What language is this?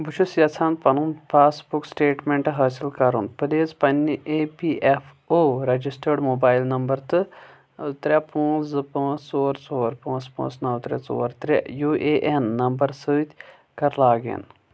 Kashmiri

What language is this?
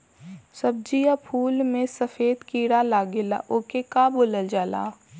Bhojpuri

